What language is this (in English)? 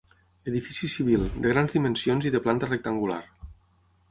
Catalan